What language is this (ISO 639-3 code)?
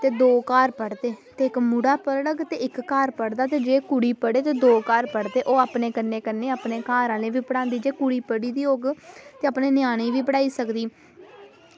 doi